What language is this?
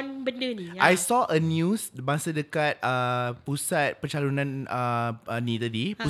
Malay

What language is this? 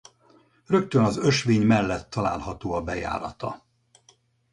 Hungarian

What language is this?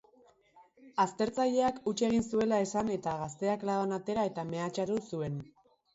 Basque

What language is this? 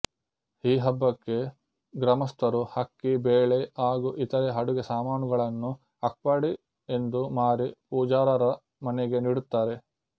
Kannada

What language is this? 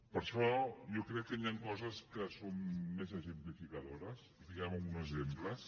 Catalan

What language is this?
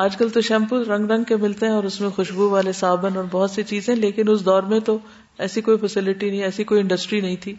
Urdu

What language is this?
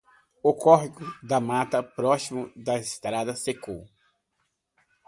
Portuguese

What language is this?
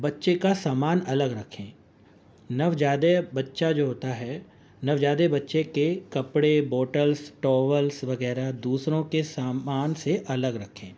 Urdu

